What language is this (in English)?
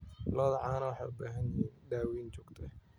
Somali